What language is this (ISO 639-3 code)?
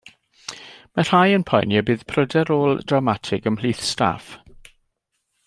cym